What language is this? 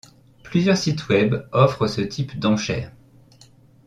French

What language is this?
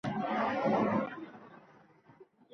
Uzbek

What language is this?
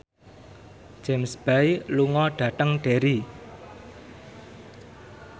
Javanese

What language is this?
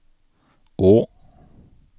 Norwegian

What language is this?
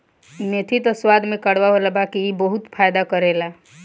Bhojpuri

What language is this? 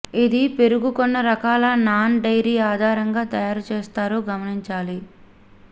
Telugu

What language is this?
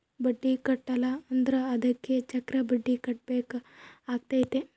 Kannada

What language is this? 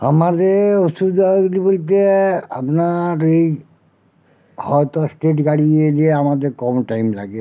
Bangla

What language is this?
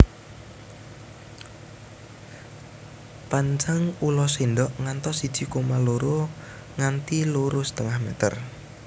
Javanese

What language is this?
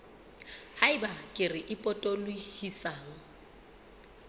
Southern Sotho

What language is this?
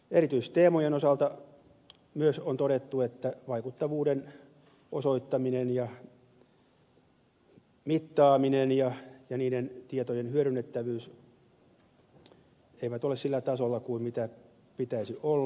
Finnish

